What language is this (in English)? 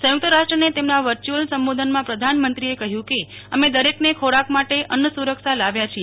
Gujarati